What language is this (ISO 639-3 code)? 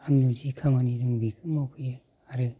brx